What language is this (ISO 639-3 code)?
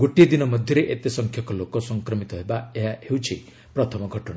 ori